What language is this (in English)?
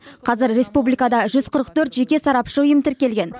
Kazakh